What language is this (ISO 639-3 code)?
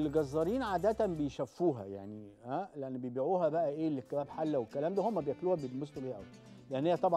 ara